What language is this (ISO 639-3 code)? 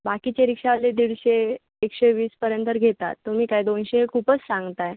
mar